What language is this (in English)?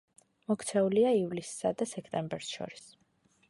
Georgian